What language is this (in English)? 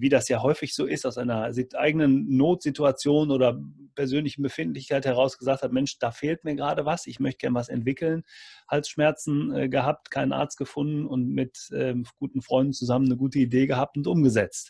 German